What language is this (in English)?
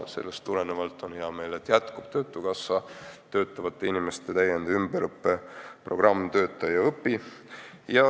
Estonian